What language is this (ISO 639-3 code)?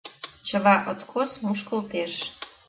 chm